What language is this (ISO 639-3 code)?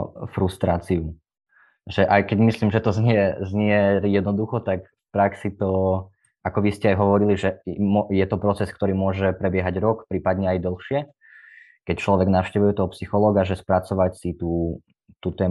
slk